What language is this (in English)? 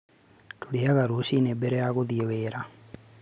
Kikuyu